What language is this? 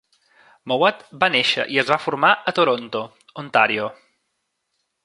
Catalan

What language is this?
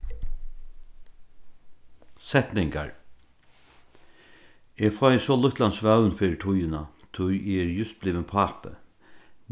Faroese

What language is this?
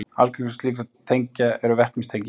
Icelandic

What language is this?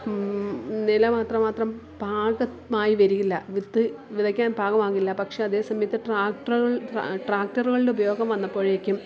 Malayalam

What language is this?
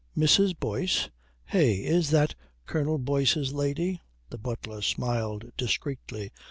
English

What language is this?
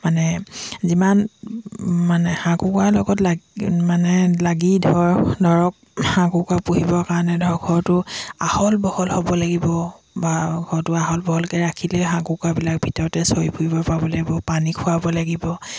Assamese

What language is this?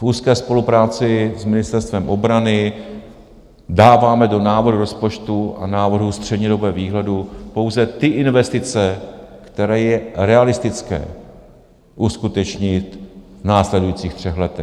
Czech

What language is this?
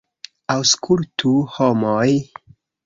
Esperanto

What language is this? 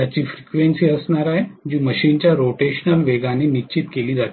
Marathi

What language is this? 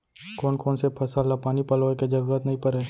Chhattisgarhi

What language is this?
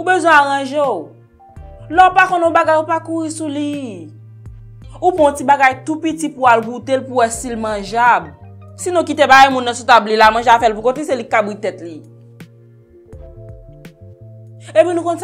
French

